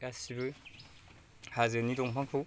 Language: Bodo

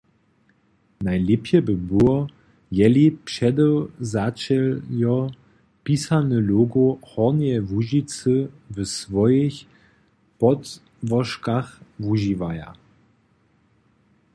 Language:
Upper Sorbian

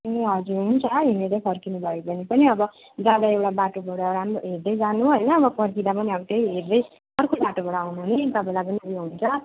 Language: Nepali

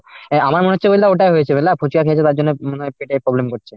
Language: Bangla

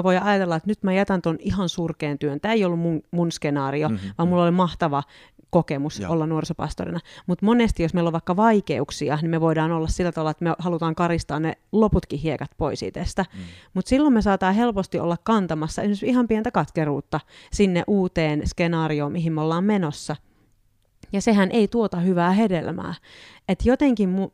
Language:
Finnish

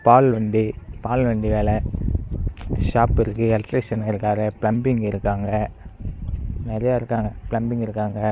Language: Tamil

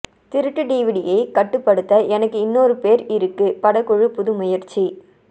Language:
Tamil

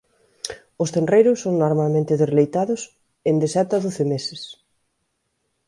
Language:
Galician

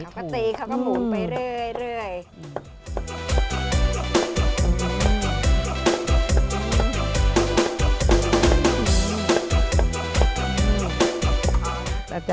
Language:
Thai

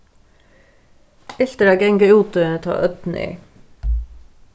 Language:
Faroese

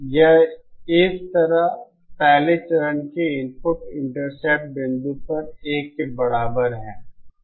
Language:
Hindi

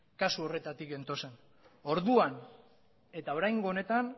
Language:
Basque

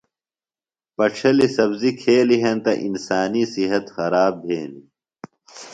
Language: Phalura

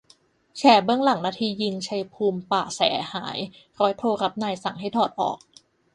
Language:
Thai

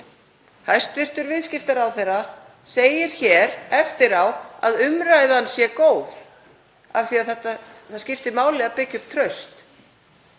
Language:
Icelandic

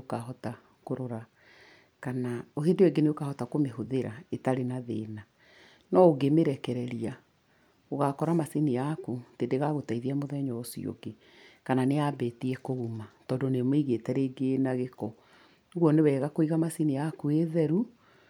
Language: Kikuyu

